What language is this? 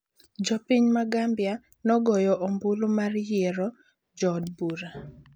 Luo (Kenya and Tanzania)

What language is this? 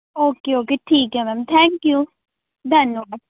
Punjabi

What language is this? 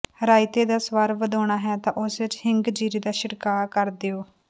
Punjabi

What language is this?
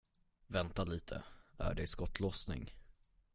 Swedish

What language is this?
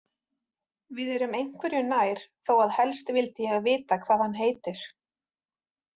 Icelandic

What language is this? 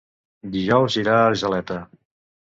Catalan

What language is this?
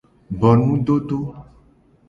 Gen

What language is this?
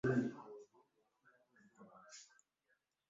Swahili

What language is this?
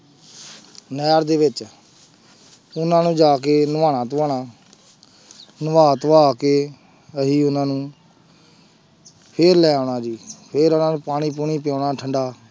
Punjabi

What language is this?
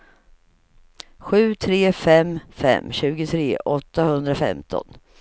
Swedish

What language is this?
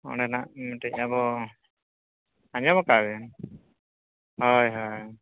Santali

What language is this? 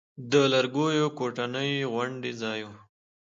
Pashto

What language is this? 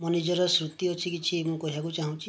Odia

